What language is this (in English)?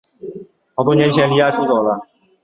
Chinese